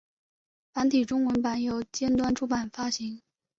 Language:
Chinese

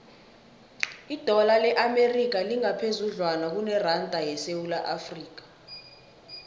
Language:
South Ndebele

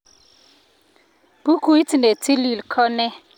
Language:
Kalenjin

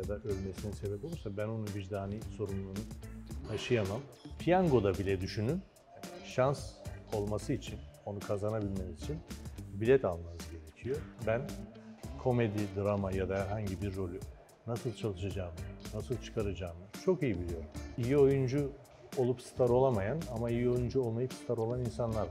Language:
Turkish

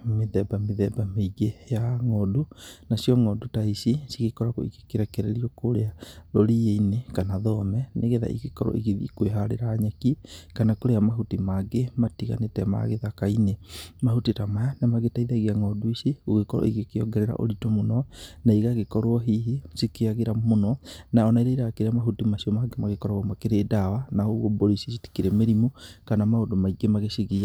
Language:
Kikuyu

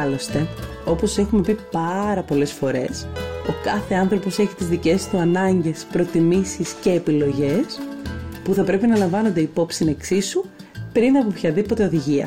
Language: Greek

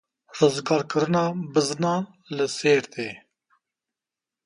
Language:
Kurdish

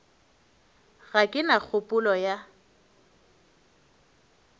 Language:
Northern Sotho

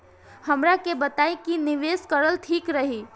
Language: Bhojpuri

